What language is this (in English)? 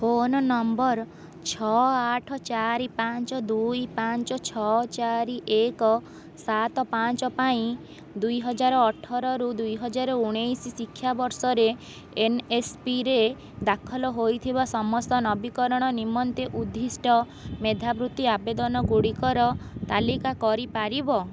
Odia